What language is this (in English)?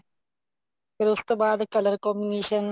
Punjabi